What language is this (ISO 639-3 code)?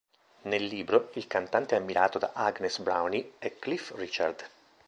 ita